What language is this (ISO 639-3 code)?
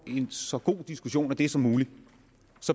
dan